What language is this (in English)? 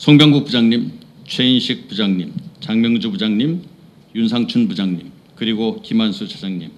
Korean